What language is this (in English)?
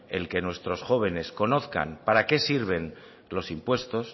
Spanish